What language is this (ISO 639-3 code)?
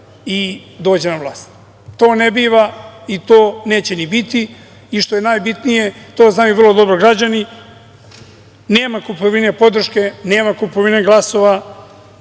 srp